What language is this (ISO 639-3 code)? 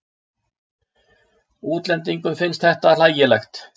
isl